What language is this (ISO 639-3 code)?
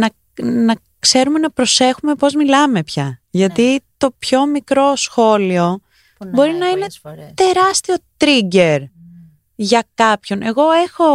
ell